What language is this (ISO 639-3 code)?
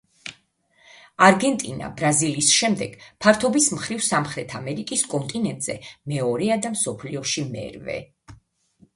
kat